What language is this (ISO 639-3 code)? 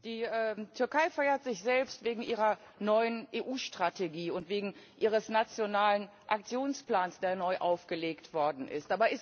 deu